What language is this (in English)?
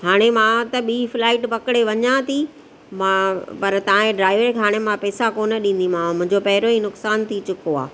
Sindhi